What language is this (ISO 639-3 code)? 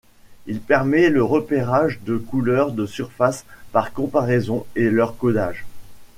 fra